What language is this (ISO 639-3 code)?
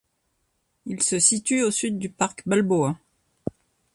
fra